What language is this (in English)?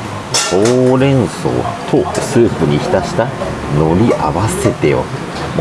Japanese